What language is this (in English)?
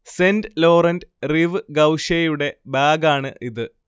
Malayalam